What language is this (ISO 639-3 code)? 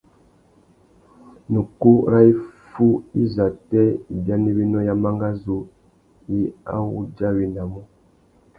bag